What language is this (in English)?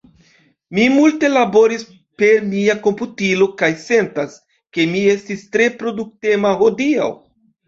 Esperanto